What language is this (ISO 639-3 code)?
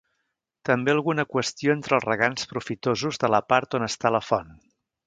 cat